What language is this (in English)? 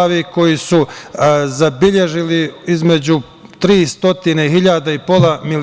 Serbian